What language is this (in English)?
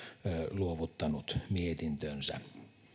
Finnish